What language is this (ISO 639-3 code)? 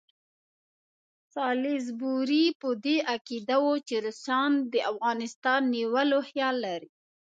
pus